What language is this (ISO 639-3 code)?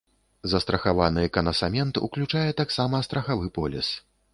bel